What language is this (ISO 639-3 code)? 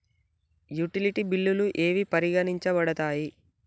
tel